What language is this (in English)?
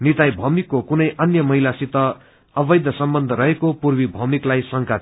Nepali